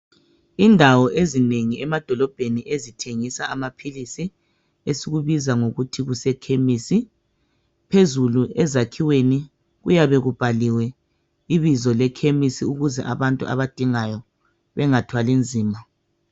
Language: North Ndebele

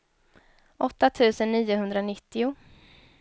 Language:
Swedish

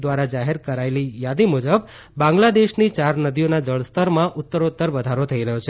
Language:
Gujarati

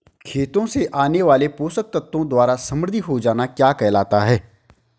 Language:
Hindi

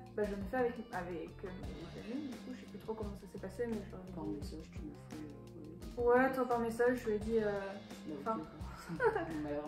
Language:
French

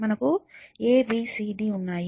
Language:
Telugu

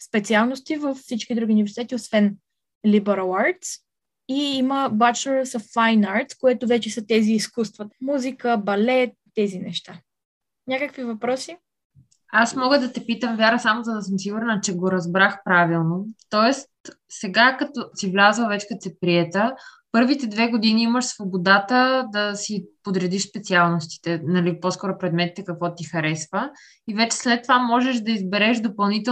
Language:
Bulgarian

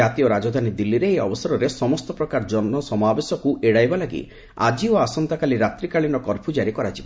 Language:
Odia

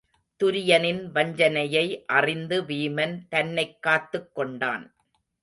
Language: Tamil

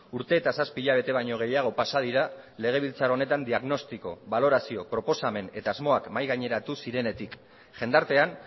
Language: Basque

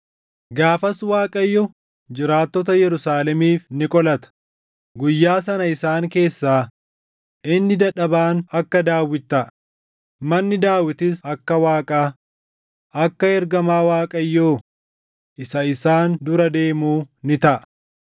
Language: Oromo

